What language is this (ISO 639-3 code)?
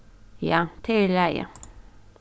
fao